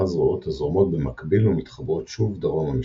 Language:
Hebrew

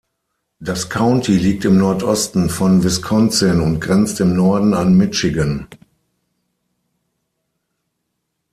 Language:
German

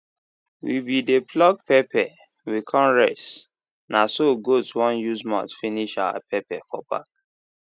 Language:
Nigerian Pidgin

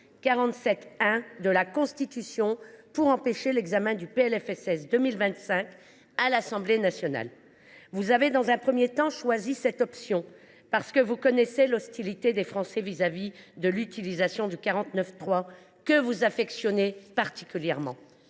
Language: French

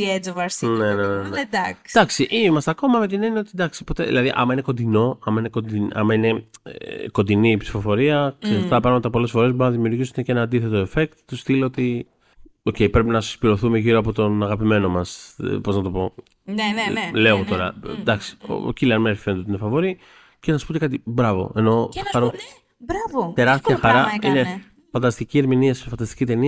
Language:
Greek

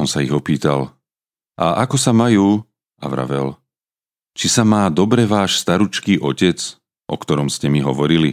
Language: Slovak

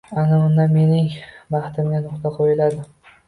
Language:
Uzbek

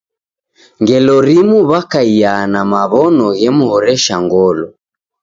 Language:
Taita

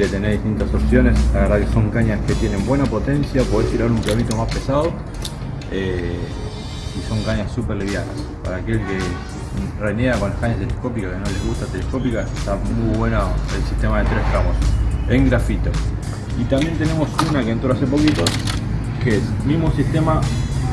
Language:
Spanish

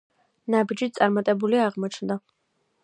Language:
Georgian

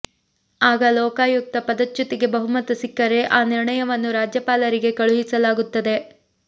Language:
Kannada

